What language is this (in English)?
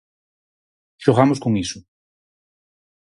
Galician